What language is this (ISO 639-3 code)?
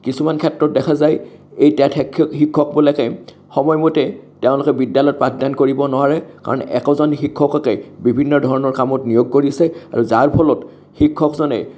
asm